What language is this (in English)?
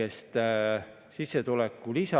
Estonian